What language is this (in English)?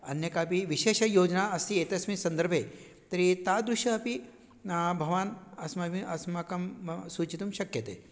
Sanskrit